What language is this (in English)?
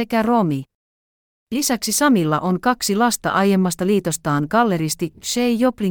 Finnish